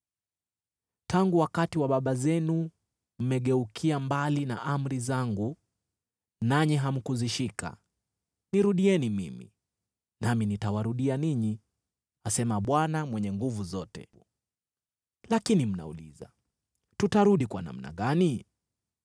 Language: Swahili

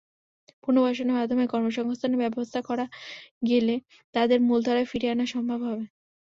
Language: Bangla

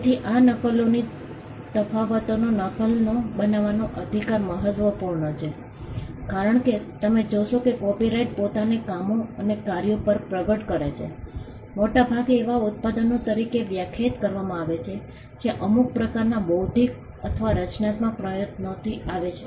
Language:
Gujarati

